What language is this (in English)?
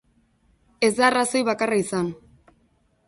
Basque